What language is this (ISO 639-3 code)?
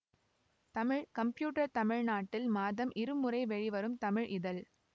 tam